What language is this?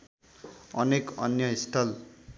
Nepali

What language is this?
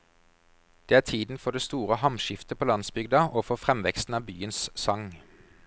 Norwegian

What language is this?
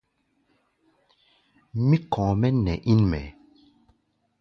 Gbaya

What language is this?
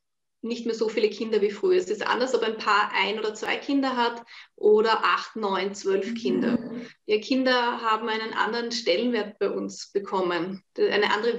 German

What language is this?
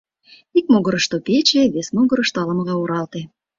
Mari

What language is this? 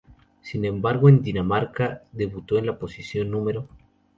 Spanish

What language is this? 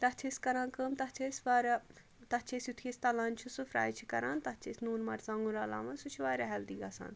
Kashmiri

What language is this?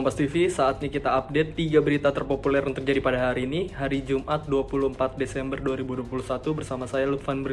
Indonesian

